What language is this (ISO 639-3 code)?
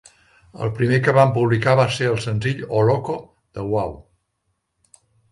cat